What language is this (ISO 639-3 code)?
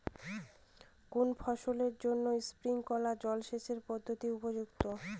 ben